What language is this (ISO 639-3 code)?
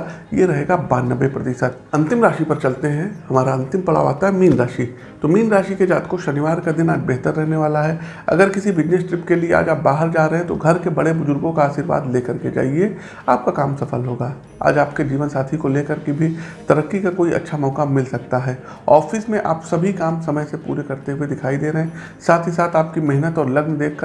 hin